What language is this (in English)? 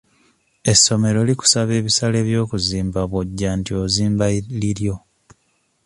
Ganda